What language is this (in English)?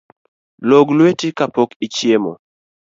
Luo (Kenya and Tanzania)